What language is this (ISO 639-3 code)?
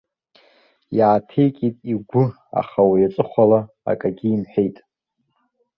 abk